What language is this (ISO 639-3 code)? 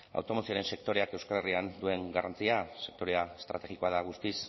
eus